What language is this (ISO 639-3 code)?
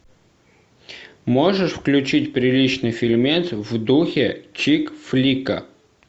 rus